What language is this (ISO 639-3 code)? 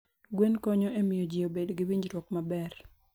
luo